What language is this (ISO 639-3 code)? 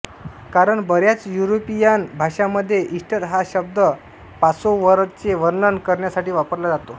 mar